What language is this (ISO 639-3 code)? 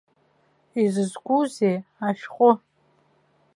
abk